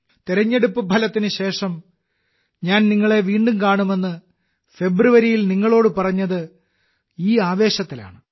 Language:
Malayalam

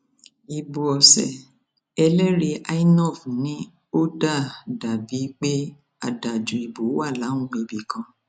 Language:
Yoruba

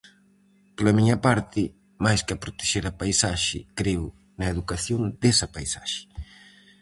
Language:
Galician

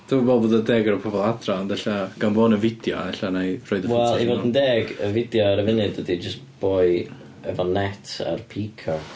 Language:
Welsh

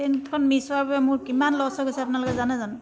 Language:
Assamese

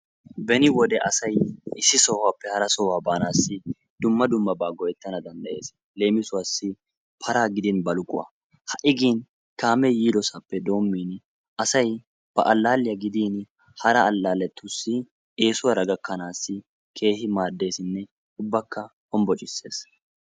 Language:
Wolaytta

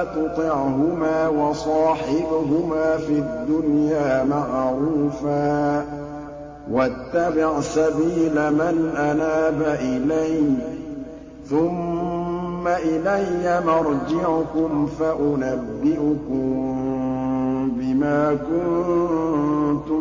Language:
Arabic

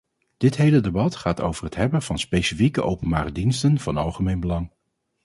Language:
Dutch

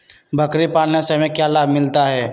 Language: Magahi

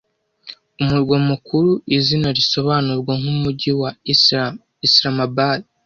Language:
Kinyarwanda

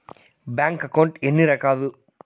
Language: Telugu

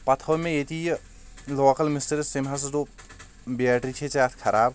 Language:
Kashmiri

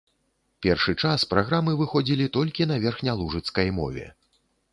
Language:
Belarusian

